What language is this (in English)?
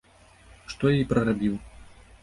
Belarusian